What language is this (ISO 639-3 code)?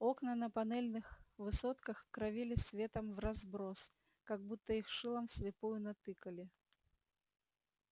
rus